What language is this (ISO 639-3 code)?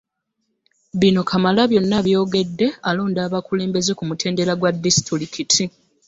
lug